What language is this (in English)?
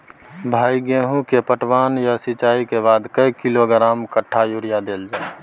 Maithili